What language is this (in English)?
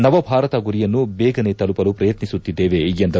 Kannada